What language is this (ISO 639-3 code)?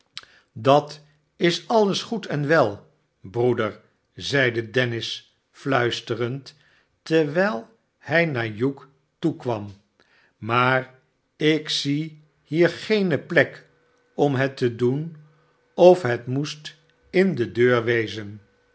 nld